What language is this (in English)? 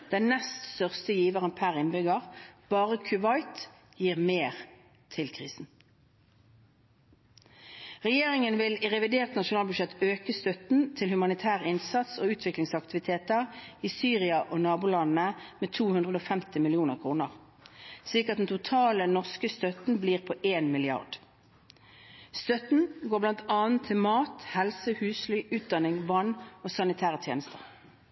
Norwegian Bokmål